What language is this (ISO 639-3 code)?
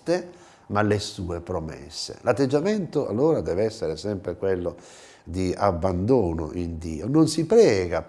ita